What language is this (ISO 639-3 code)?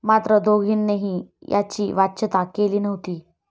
mar